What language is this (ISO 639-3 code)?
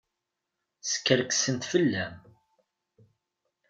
kab